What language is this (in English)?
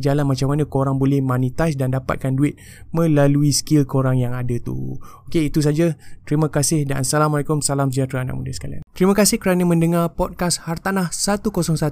Malay